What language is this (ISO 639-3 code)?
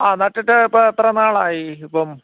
mal